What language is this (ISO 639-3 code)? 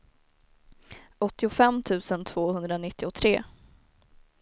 swe